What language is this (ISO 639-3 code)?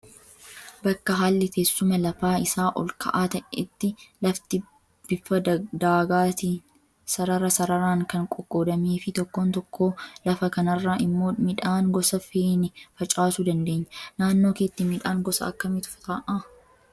orm